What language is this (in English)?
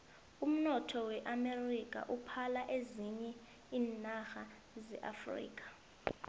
South Ndebele